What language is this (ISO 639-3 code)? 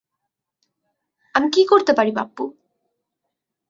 ben